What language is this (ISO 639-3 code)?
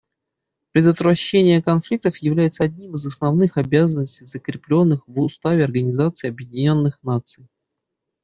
rus